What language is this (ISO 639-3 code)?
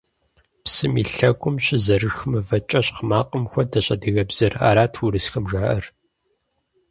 kbd